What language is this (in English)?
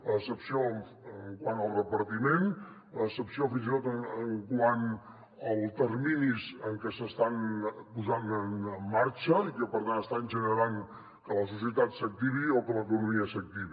Catalan